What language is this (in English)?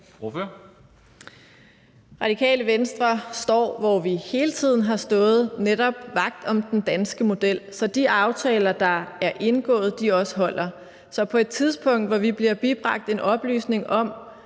Danish